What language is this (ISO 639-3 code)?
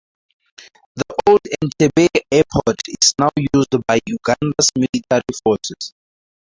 eng